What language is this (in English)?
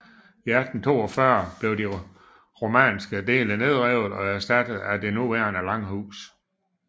Danish